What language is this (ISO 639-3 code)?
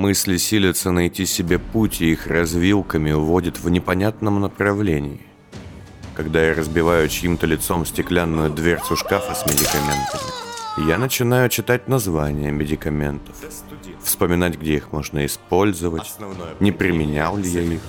rus